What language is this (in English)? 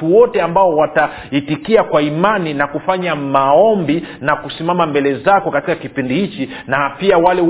Swahili